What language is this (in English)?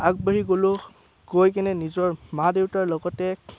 Assamese